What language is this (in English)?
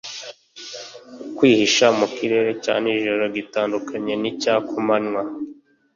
Kinyarwanda